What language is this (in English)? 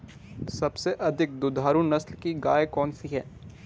Hindi